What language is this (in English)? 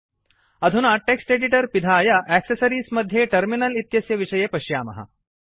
Sanskrit